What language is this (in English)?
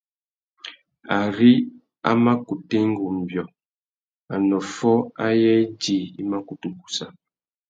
Tuki